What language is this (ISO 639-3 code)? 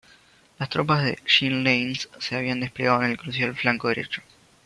spa